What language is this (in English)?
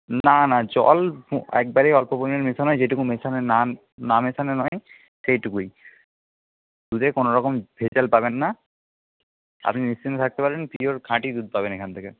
Bangla